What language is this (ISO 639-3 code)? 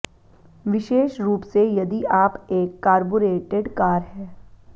hin